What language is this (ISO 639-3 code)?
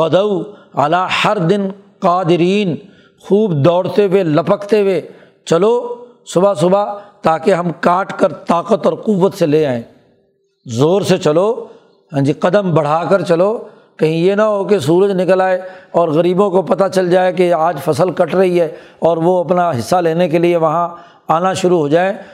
urd